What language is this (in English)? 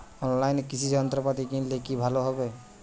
Bangla